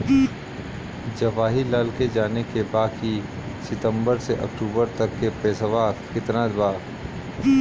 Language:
Bhojpuri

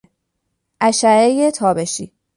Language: Persian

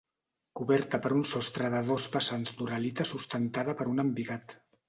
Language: Catalan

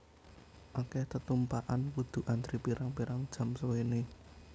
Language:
Javanese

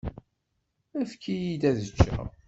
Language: Kabyle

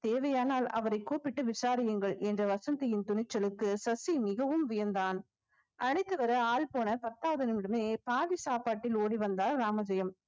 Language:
Tamil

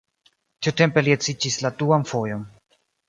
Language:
Esperanto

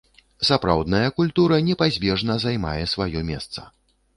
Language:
Belarusian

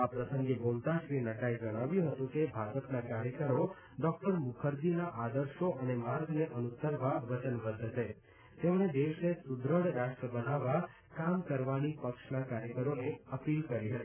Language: Gujarati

